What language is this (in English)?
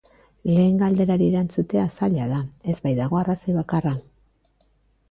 Basque